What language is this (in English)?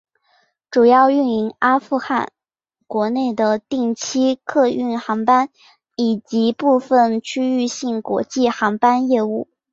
Chinese